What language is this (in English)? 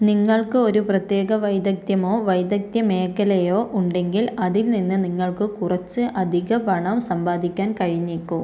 Malayalam